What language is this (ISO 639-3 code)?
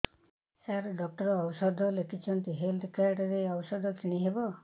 ori